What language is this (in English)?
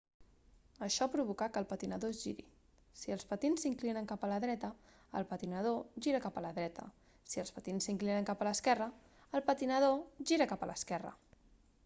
Catalan